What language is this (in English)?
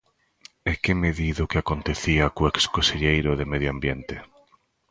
Galician